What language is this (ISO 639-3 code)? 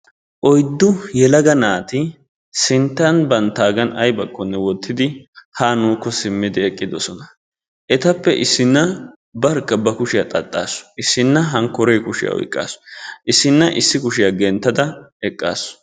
wal